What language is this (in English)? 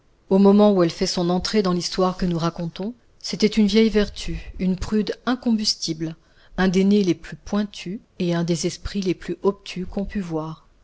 French